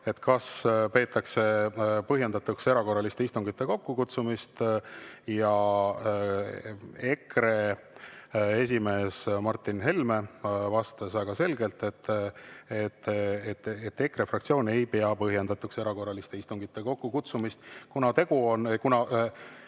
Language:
Estonian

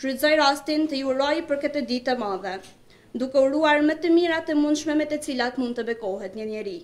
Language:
Romanian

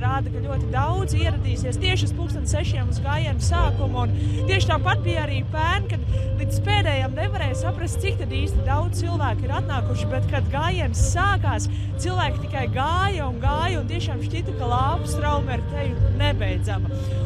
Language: Latvian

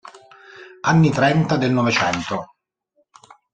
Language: Italian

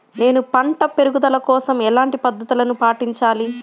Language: Telugu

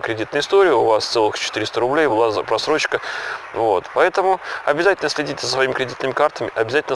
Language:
Russian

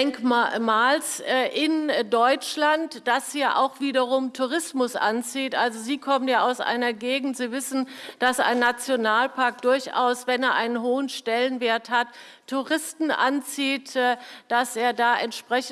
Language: German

